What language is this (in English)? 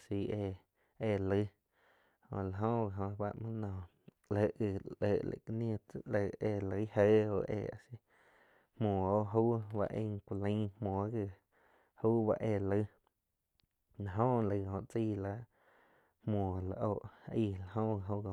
Quiotepec Chinantec